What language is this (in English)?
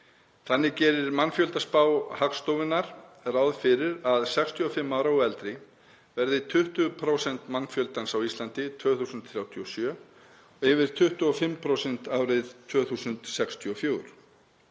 Icelandic